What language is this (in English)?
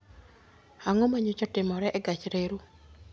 Luo (Kenya and Tanzania)